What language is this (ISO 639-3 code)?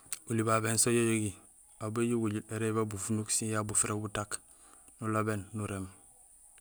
gsl